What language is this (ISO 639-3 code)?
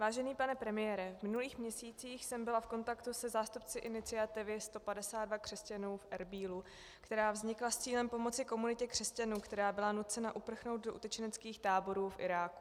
ces